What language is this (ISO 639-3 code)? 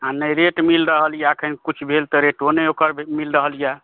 mai